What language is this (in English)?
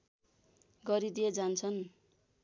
Nepali